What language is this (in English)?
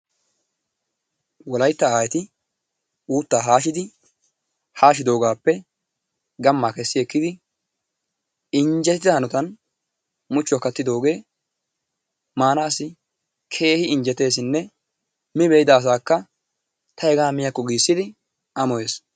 Wolaytta